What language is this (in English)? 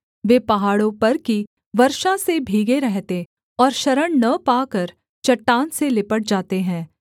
Hindi